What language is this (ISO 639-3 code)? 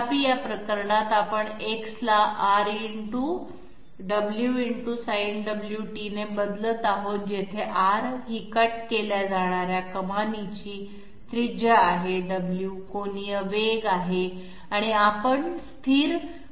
mar